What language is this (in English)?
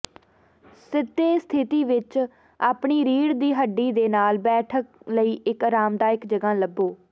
Punjabi